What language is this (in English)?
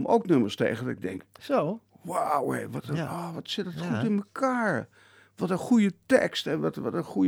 Dutch